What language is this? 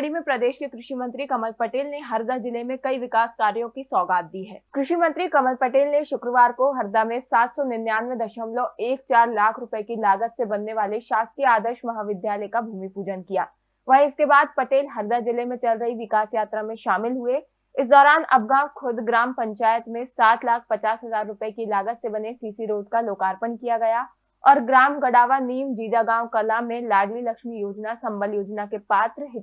Hindi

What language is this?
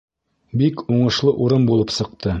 Bashkir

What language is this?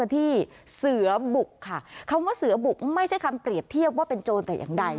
Thai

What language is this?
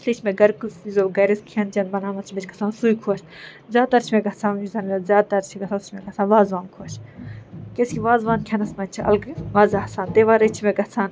Kashmiri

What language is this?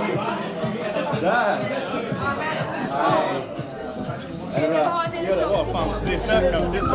Swedish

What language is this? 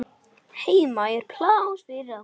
Icelandic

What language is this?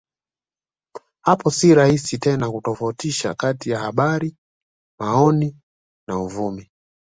Swahili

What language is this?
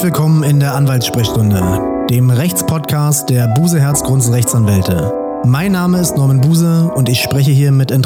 German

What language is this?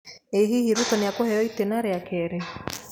Kikuyu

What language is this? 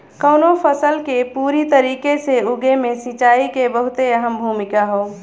Bhojpuri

